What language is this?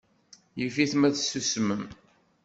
Kabyle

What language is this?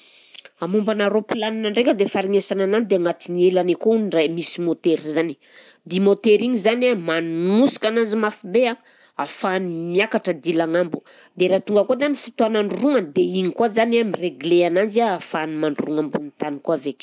Southern Betsimisaraka Malagasy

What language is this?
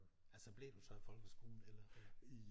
Danish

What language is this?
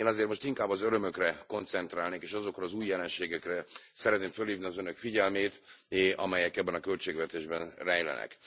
Hungarian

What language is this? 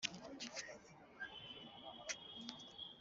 Kinyarwanda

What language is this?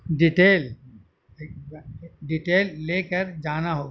Urdu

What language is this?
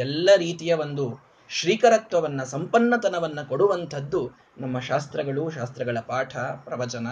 Kannada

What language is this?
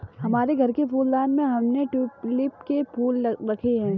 Hindi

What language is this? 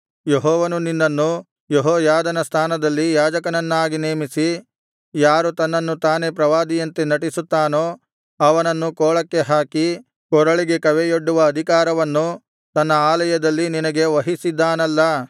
Kannada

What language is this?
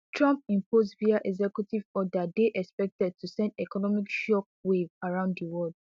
Nigerian Pidgin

